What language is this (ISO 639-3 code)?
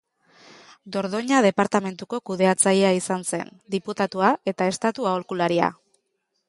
eus